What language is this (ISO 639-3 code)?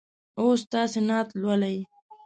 pus